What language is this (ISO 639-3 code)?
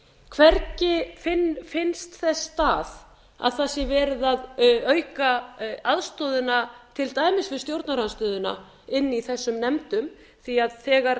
isl